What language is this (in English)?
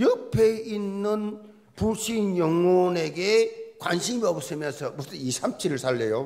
Korean